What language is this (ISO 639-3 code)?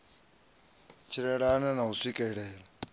ven